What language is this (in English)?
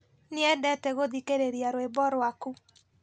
Kikuyu